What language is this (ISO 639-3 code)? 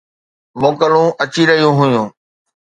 snd